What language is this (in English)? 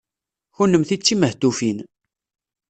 Kabyle